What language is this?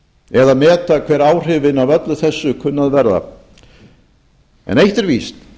Icelandic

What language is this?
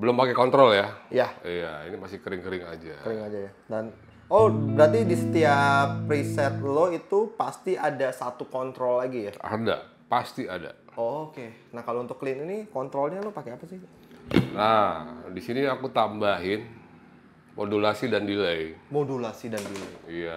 Indonesian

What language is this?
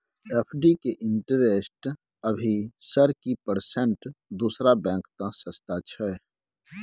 Maithili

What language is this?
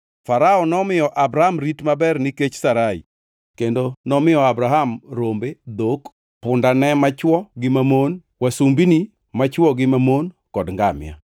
Luo (Kenya and Tanzania)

